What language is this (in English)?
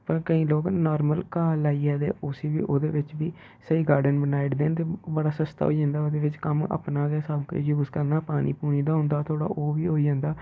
Dogri